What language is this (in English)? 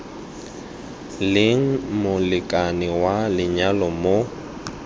Tswana